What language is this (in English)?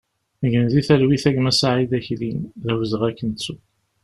Kabyle